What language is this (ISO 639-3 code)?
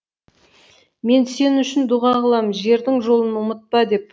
kaz